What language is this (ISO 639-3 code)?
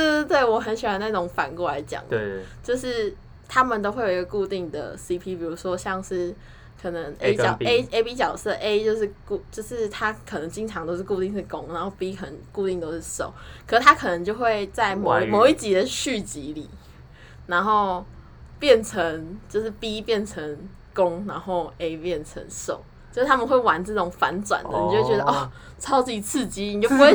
zho